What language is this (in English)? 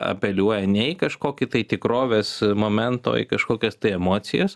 Lithuanian